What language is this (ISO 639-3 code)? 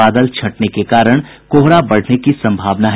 hin